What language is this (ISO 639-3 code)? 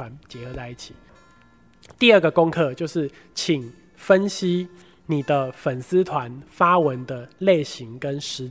zho